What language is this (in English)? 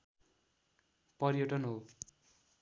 Nepali